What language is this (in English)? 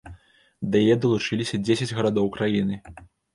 Belarusian